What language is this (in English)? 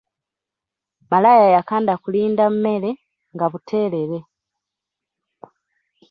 Ganda